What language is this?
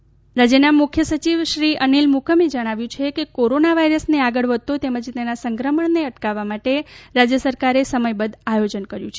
Gujarati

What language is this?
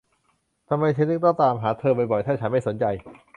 Thai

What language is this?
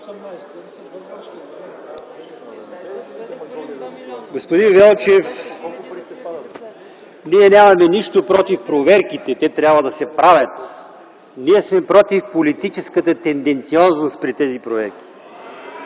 Bulgarian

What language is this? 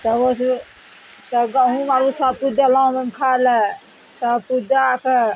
Maithili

